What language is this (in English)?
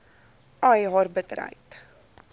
Afrikaans